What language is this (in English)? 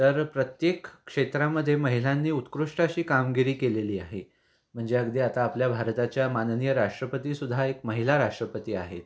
Marathi